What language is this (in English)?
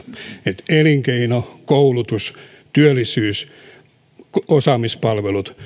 Finnish